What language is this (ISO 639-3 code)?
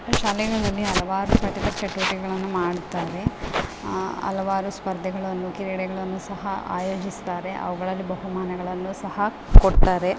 kan